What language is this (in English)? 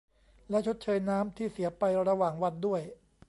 Thai